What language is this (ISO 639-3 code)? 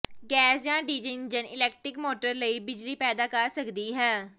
pan